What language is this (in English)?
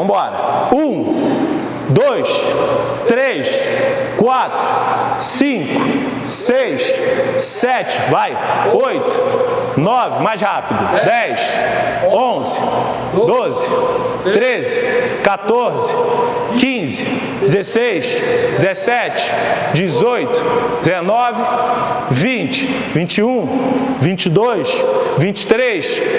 Portuguese